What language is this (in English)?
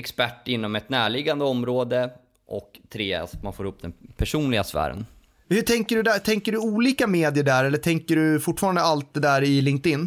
Swedish